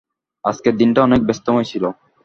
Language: Bangla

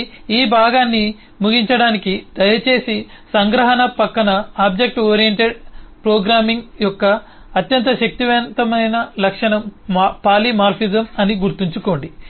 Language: Telugu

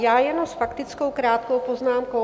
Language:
Czech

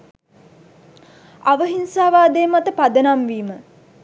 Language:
Sinhala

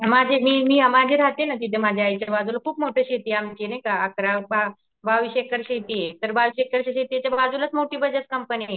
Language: Marathi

